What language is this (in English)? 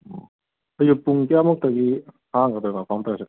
Manipuri